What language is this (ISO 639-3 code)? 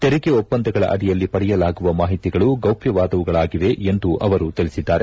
kan